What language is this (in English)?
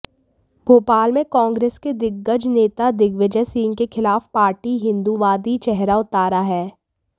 Hindi